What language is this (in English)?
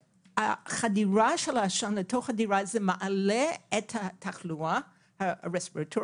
Hebrew